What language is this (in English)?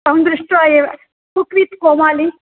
Sanskrit